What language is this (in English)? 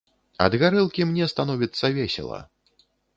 Belarusian